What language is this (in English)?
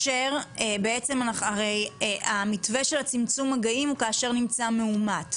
Hebrew